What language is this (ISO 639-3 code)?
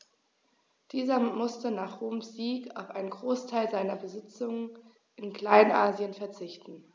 deu